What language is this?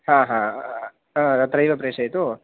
Sanskrit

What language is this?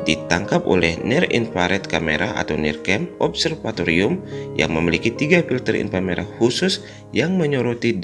Indonesian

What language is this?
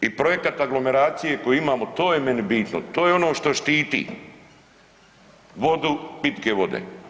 Croatian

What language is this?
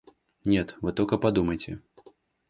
Russian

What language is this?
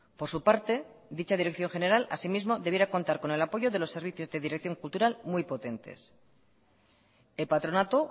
Spanish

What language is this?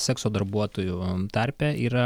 Lithuanian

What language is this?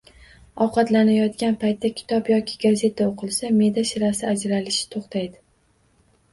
Uzbek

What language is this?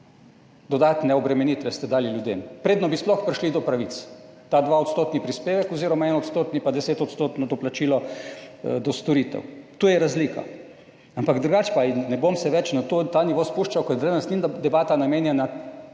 Slovenian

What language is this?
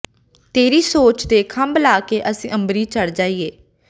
Punjabi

